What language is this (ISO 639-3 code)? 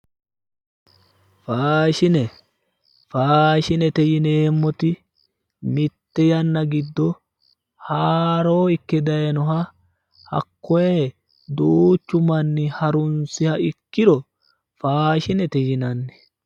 sid